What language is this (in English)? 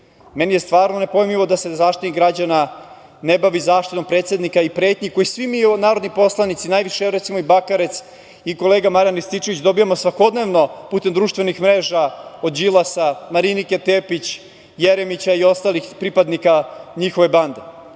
Serbian